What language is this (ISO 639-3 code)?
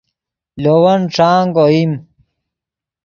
ydg